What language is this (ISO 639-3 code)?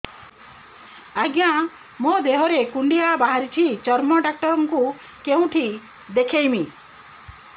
ori